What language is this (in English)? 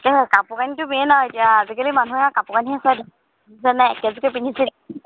Assamese